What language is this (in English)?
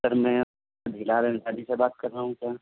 Urdu